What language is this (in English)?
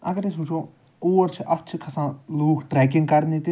Kashmiri